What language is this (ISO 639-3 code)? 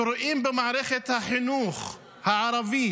heb